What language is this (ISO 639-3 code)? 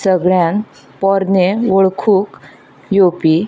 kok